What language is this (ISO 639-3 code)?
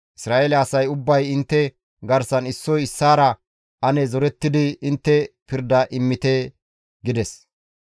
gmv